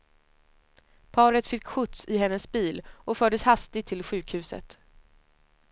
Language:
Swedish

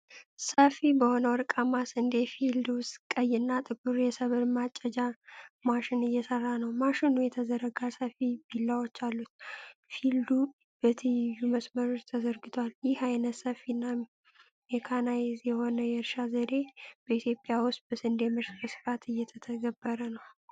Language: Amharic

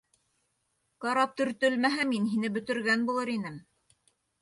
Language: Bashkir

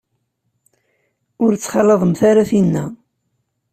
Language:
Kabyle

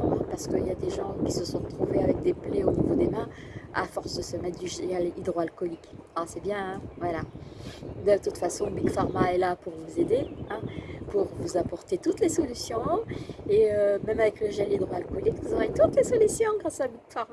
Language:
French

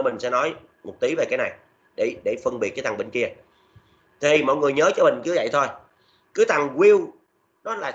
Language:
Vietnamese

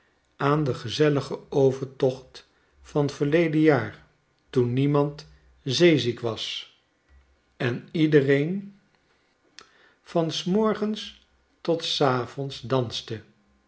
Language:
Dutch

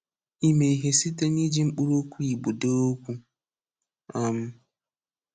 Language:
Igbo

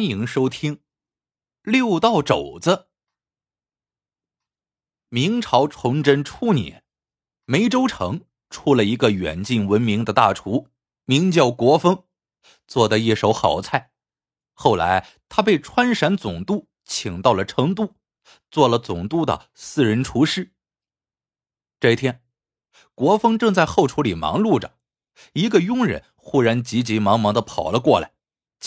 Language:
Chinese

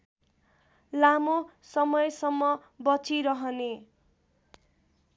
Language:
Nepali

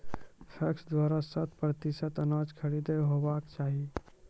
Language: Maithili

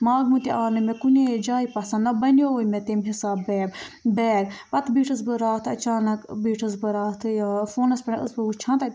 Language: Kashmiri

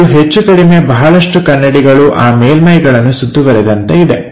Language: Kannada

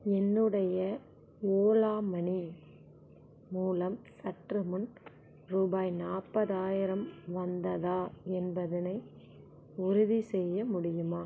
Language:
Tamil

